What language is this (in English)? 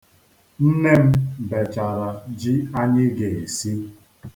Igbo